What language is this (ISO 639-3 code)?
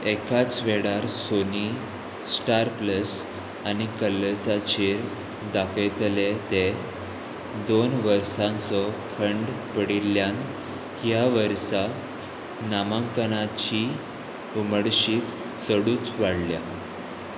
kok